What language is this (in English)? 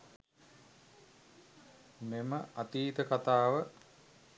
Sinhala